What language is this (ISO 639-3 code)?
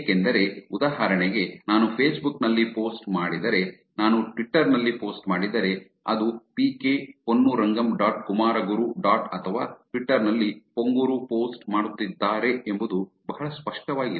kan